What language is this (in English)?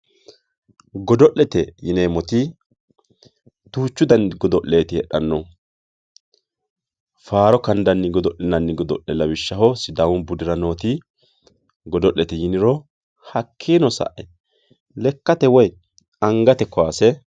Sidamo